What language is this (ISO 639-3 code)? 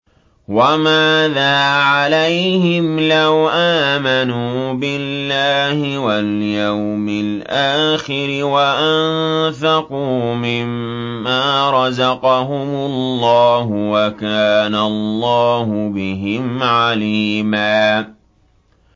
ara